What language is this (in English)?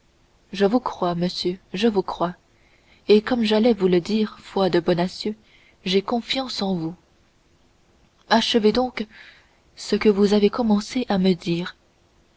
French